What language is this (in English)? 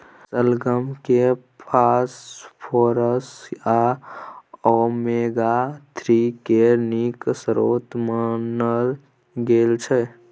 Maithili